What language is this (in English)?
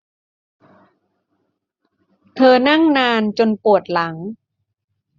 Thai